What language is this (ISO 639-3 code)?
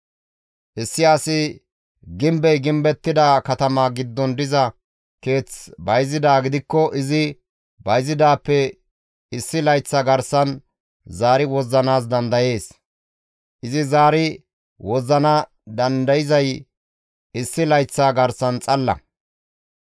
gmv